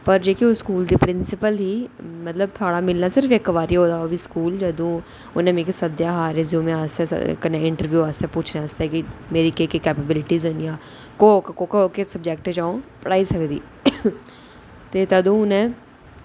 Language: Dogri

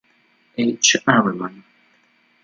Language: Italian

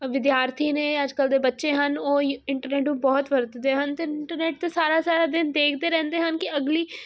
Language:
Punjabi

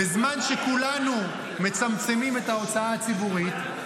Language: Hebrew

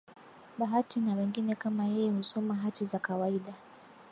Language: Swahili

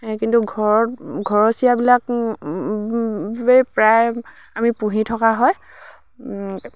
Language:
Assamese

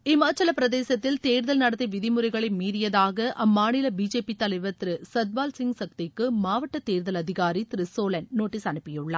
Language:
Tamil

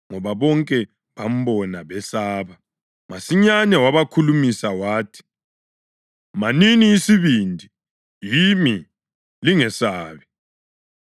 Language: North Ndebele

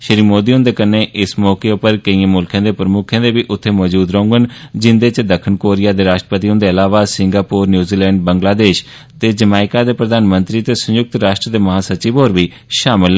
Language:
Dogri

